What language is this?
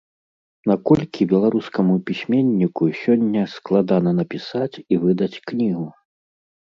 Belarusian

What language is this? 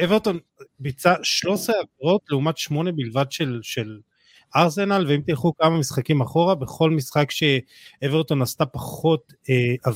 Hebrew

